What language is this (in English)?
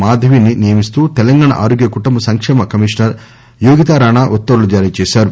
Telugu